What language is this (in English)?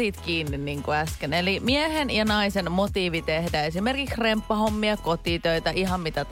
Finnish